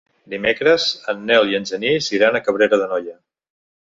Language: Catalan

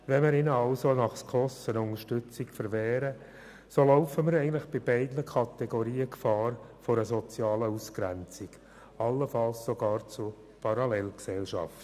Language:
Swiss German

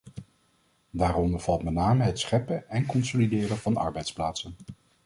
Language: Dutch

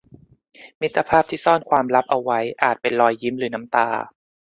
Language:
Thai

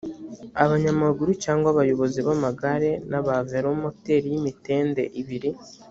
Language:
Kinyarwanda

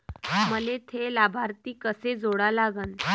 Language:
Marathi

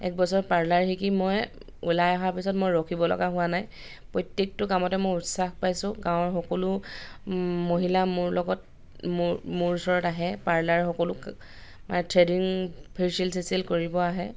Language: Assamese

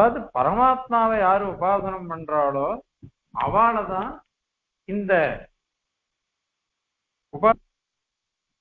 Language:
Tamil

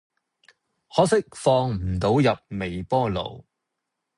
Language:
Cantonese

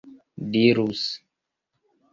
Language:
Esperanto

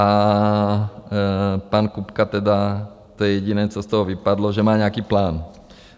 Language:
Czech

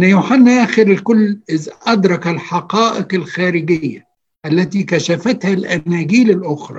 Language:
Arabic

